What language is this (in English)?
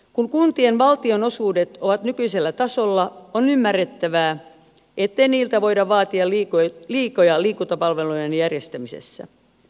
Finnish